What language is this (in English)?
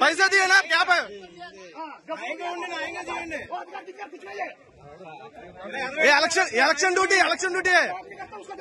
Telugu